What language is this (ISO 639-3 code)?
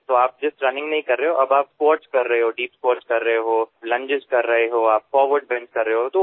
asm